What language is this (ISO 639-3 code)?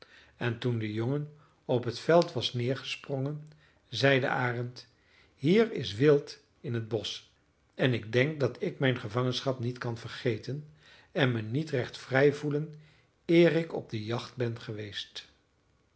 nld